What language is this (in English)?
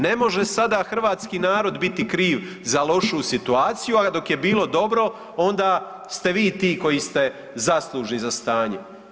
Croatian